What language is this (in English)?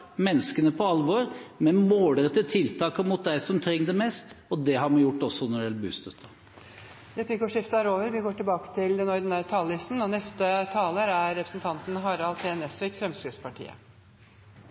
Norwegian